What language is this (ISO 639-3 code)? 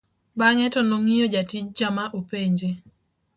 luo